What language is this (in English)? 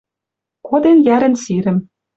Western Mari